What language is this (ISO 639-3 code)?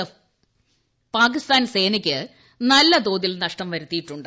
mal